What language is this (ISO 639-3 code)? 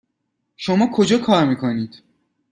fas